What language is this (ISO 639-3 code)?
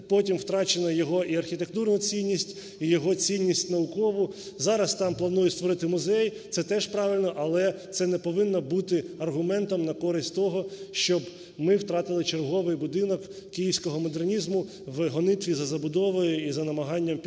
ukr